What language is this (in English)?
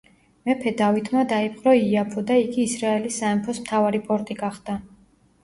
Georgian